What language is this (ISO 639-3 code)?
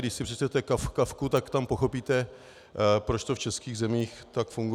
ces